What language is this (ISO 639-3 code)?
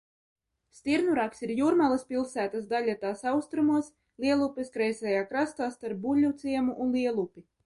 lav